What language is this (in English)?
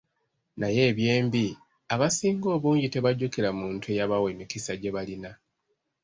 Ganda